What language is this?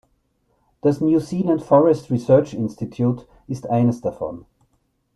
German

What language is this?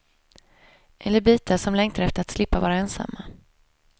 Swedish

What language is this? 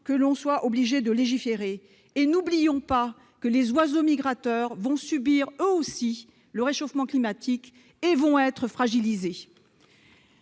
French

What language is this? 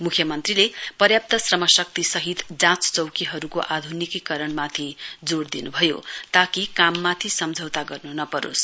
Nepali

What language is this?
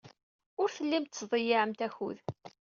Kabyle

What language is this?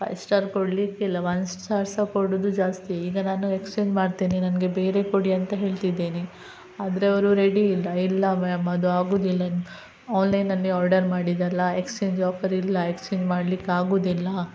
Kannada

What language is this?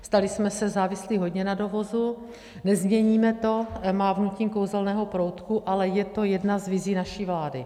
Czech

